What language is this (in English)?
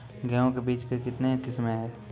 Maithili